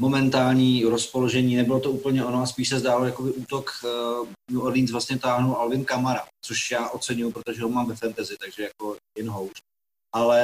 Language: Czech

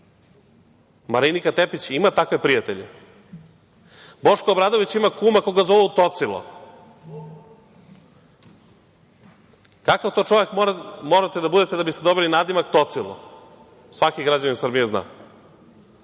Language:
Serbian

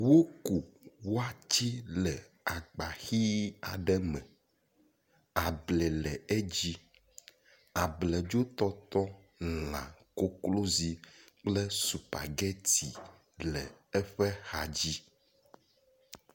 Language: Ewe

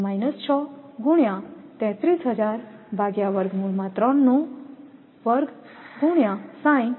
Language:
Gujarati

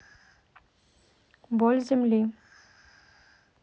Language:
Russian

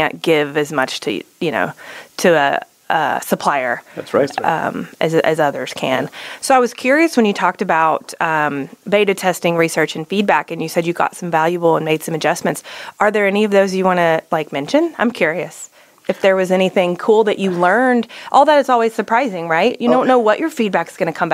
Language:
English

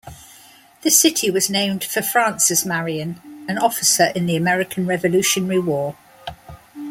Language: English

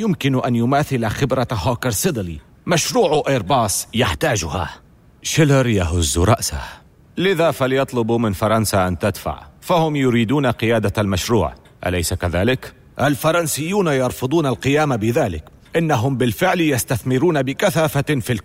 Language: Arabic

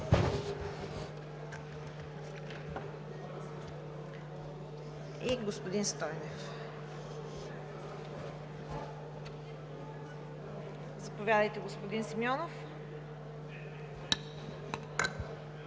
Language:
Bulgarian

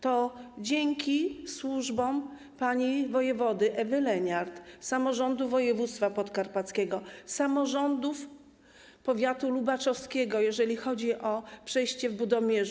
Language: Polish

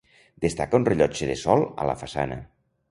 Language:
Catalan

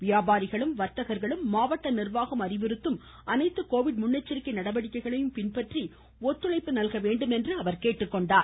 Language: Tamil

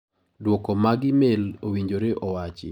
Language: Luo (Kenya and Tanzania)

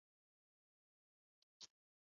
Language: Chinese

